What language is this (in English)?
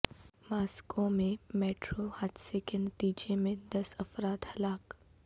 Urdu